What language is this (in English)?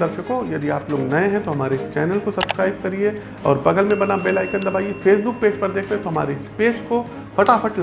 Hindi